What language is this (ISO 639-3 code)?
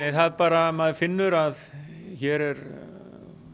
isl